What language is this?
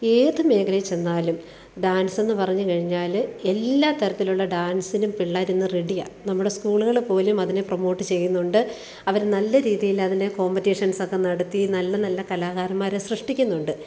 Malayalam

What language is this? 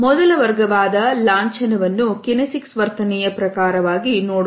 Kannada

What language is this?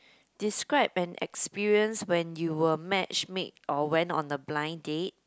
English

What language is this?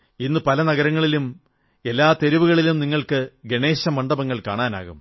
Malayalam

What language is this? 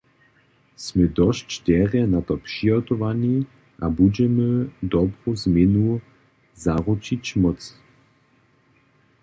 Upper Sorbian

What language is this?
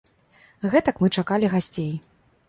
Belarusian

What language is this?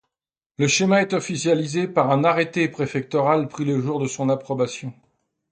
French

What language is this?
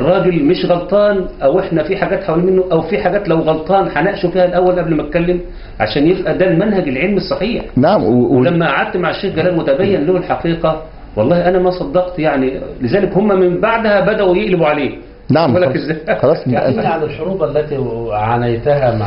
Arabic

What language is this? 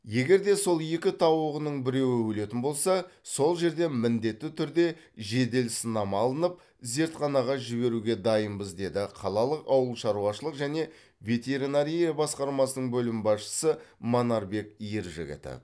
Kazakh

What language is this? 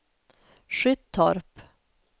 Swedish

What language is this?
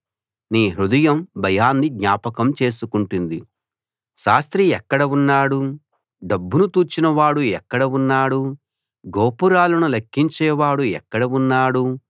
Telugu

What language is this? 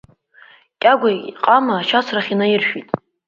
Abkhazian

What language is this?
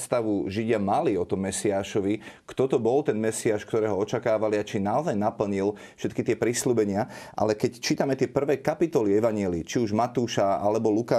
Slovak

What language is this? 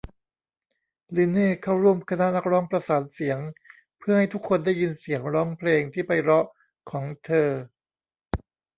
Thai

